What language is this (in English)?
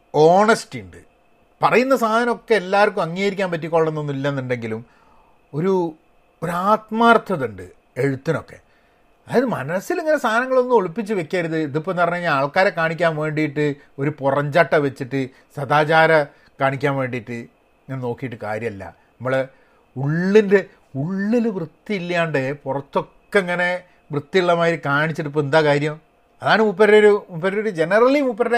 Malayalam